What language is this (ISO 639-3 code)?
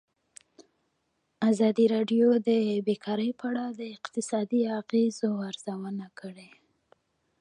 pus